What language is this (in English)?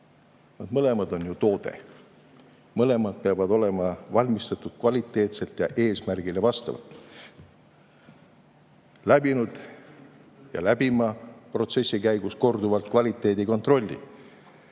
Estonian